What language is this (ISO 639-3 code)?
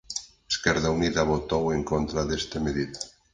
glg